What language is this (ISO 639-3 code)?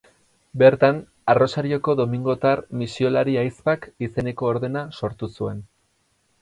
eus